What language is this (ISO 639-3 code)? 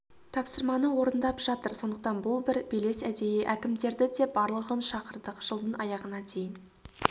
kaz